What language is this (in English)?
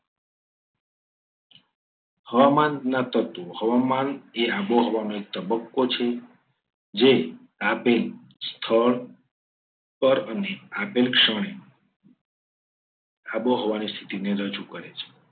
Gujarati